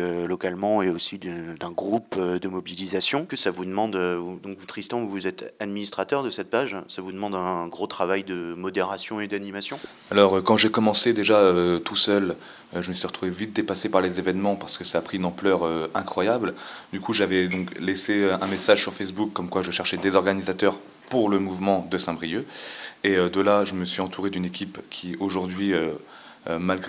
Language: French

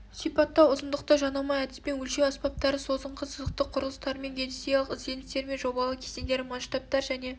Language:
Kazakh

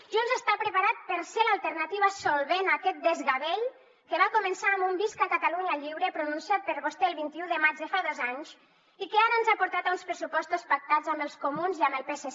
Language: Catalan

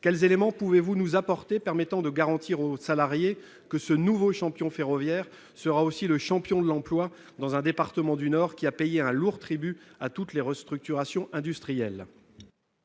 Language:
French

